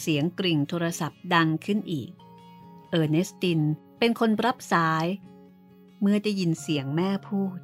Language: Thai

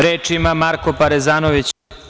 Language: Serbian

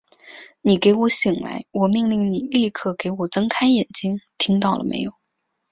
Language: Chinese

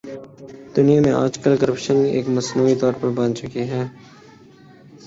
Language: Urdu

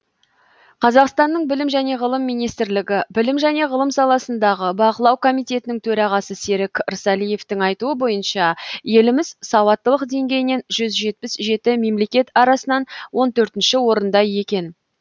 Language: Kazakh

